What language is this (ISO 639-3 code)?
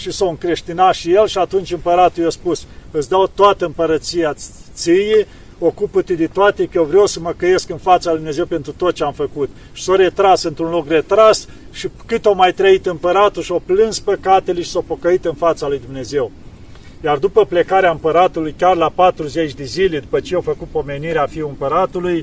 ron